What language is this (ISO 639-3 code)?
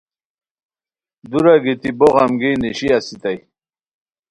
khw